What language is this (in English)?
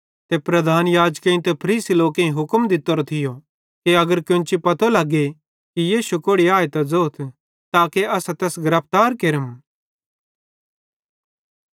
Bhadrawahi